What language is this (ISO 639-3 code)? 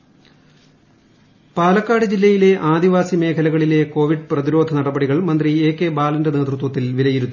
mal